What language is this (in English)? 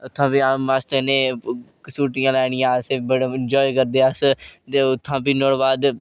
Dogri